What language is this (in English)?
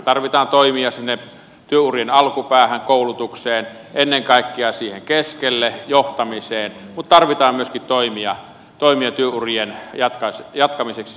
Finnish